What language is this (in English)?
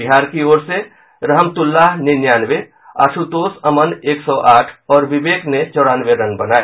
Hindi